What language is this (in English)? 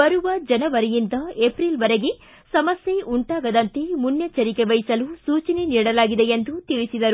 Kannada